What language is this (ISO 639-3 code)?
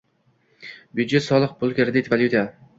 uzb